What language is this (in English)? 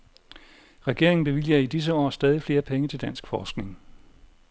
Danish